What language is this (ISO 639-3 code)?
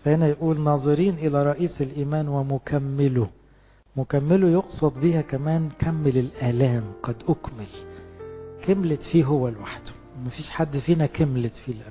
ara